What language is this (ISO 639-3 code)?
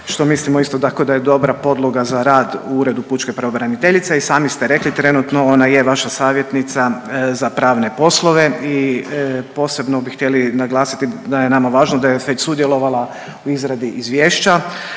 hrv